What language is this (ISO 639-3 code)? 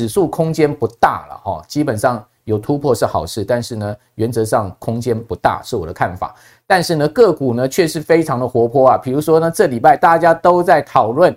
zho